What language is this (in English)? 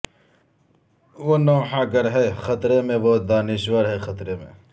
Urdu